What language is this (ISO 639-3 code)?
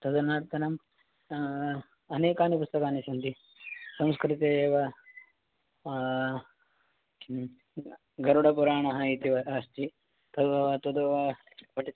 san